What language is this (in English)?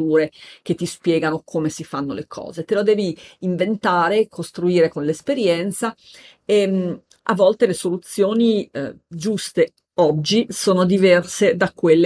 Italian